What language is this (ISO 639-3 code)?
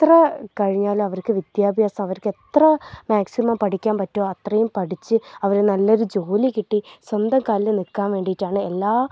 mal